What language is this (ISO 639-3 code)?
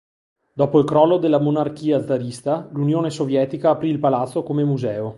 ita